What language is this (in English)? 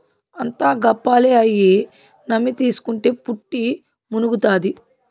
Telugu